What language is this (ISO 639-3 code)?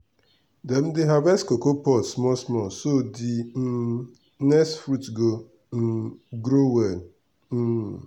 pcm